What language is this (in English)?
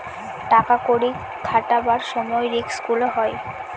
Bangla